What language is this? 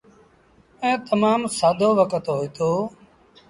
Sindhi Bhil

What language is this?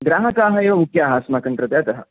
Sanskrit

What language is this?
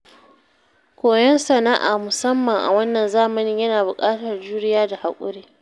Hausa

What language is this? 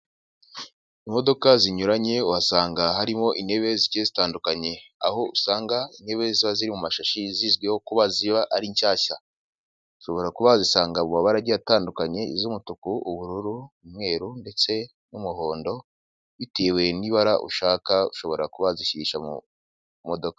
Kinyarwanda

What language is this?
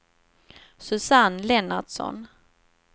Swedish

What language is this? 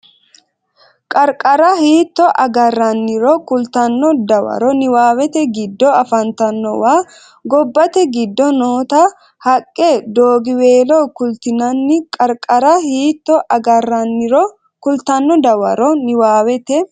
Sidamo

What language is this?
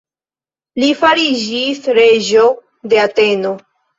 Esperanto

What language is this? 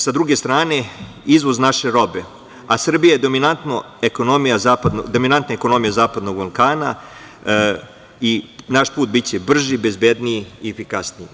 Serbian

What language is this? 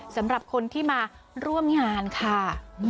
Thai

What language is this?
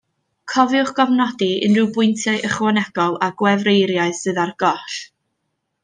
Welsh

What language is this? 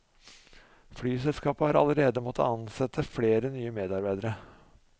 Norwegian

